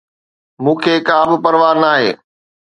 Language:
Sindhi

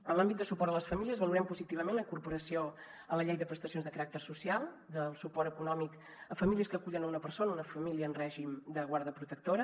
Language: Catalan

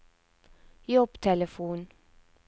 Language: Norwegian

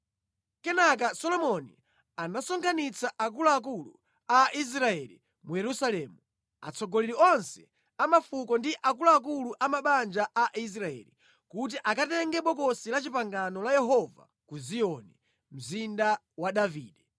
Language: Nyanja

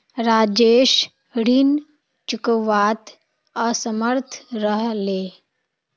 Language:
Magahi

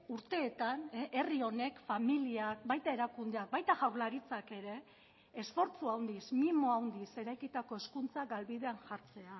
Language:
Basque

